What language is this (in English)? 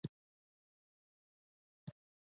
Pashto